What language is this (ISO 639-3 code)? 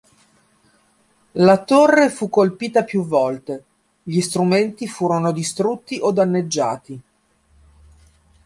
ita